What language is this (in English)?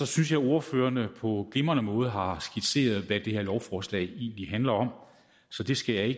Danish